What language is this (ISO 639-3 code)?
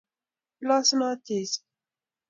kln